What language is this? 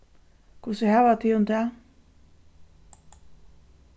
Faroese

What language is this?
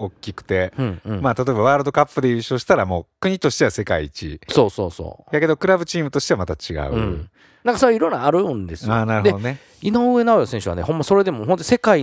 Japanese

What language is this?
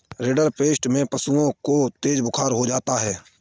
Hindi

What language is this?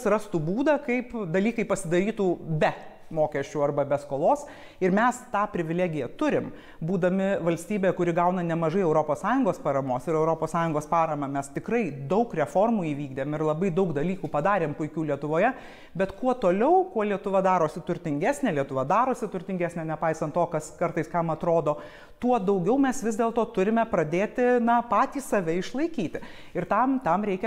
Lithuanian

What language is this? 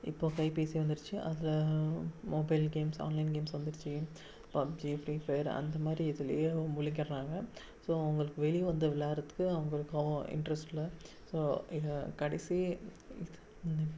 Tamil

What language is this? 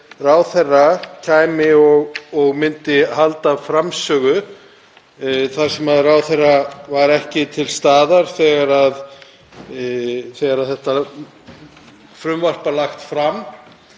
Icelandic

